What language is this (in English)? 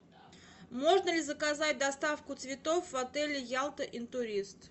Russian